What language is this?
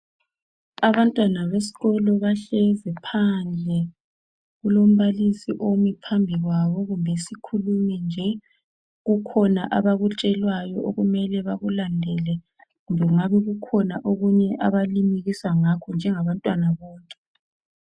North Ndebele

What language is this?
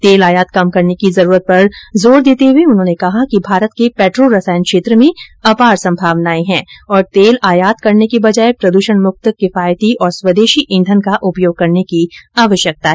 Hindi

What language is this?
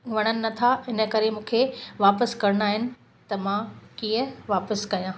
Sindhi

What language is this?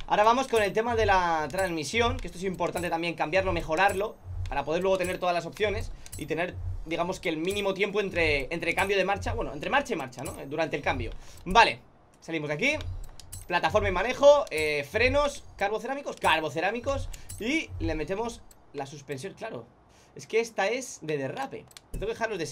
Spanish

